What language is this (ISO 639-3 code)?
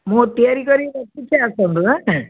ori